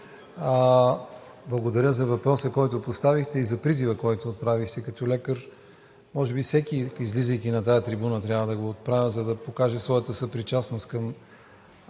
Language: Bulgarian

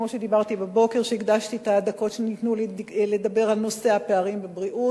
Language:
Hebrew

